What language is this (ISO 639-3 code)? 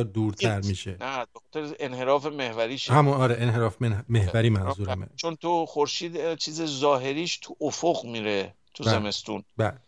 fas